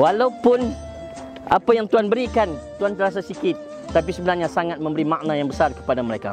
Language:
Malay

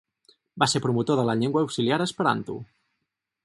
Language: Catalan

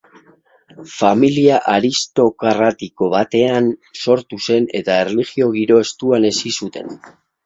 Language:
Basque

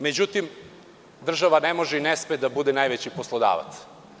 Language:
Serbian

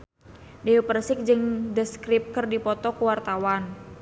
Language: Sundanese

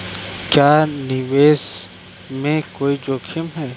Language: Hindi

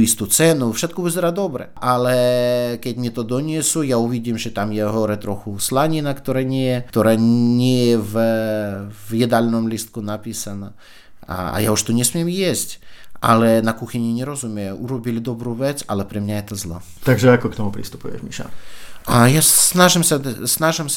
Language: Slovak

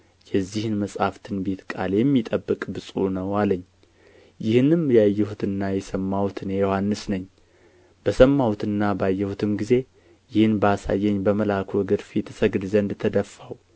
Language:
Amharic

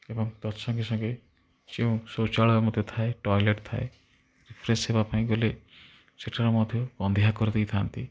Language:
Odia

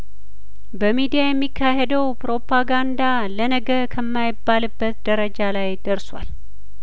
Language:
Amharic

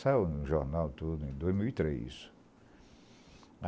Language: Portuguese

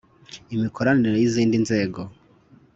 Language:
Kinyarwanda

